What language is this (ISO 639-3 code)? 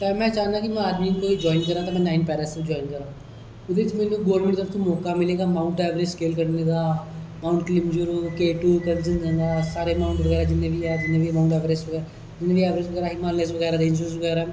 doi